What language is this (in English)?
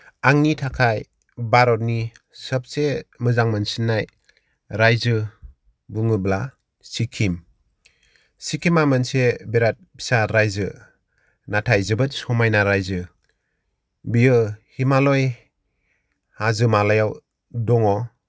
Bodo